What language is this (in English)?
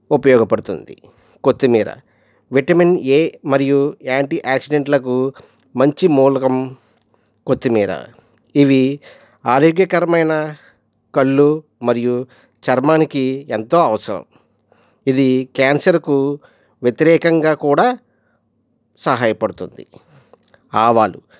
Telugu